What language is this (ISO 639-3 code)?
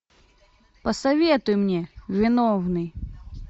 rus